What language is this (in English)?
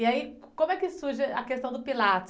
Portuguese